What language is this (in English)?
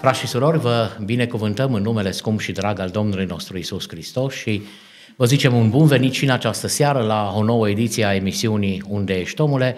Romanian